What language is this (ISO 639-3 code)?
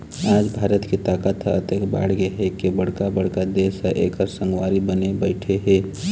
hne